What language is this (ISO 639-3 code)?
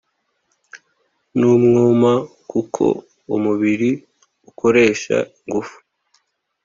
kin